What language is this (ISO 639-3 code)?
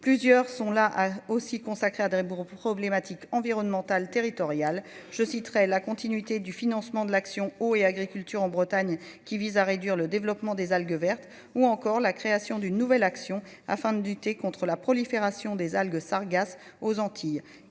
fra